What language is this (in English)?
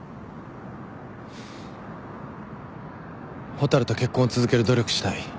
Japanese